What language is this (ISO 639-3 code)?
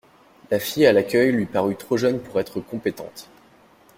fra